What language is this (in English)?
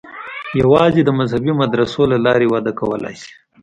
Pashto